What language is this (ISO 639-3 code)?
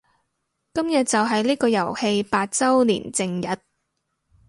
yue